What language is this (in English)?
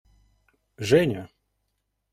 Russian